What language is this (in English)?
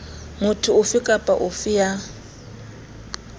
Southern Sotho